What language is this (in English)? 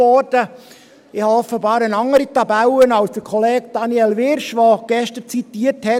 Swiss German